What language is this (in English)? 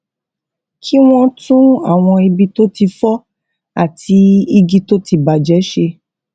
Yoruba